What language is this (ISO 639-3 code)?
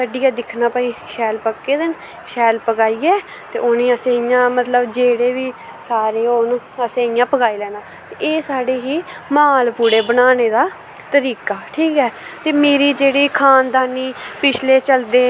doi